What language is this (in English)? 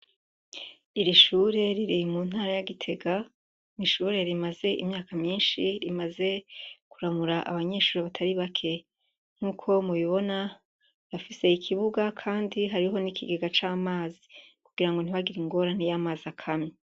Rundi